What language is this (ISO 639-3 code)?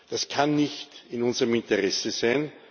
deu